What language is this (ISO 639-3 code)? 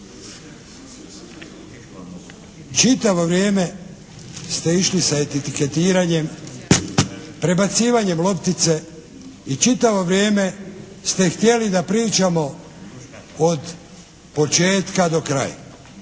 hrv